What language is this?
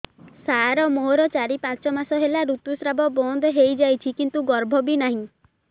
Odia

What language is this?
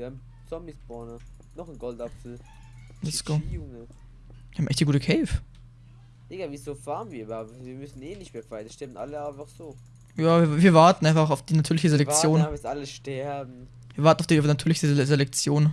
German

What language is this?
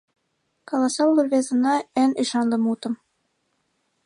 Mari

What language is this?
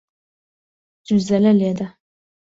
Central Kurdish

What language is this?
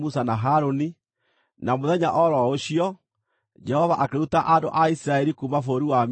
Kikuyu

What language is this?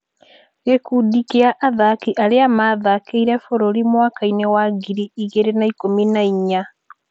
Kikuyu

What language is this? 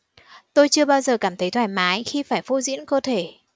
Vietnamese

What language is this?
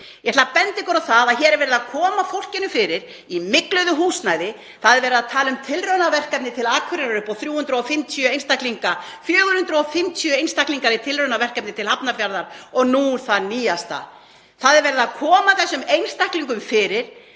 Icelandic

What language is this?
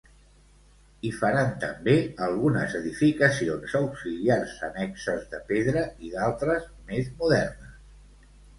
Catalan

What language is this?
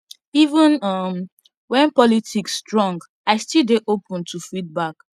Nigerian Pidgin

